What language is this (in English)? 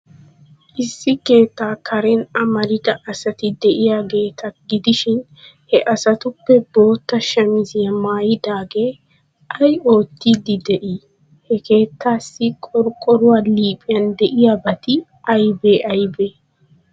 Wolaytta